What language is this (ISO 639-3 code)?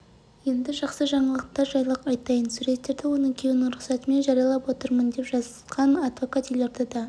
kaz